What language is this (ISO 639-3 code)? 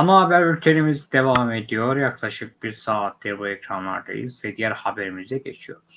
tur